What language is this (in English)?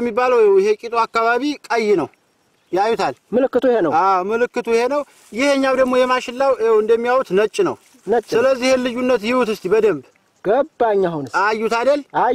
Arabic